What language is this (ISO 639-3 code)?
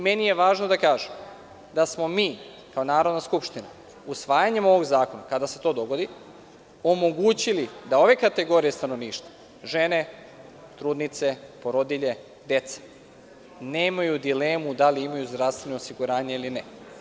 srp